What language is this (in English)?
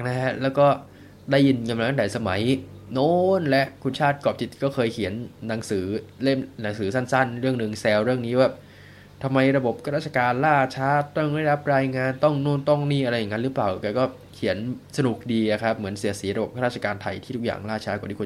Thai